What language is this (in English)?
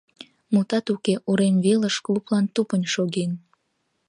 Mari